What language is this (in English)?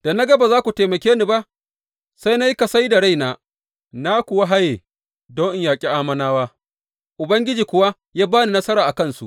Hausa